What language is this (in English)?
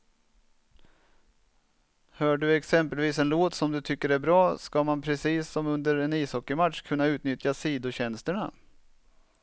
Swedish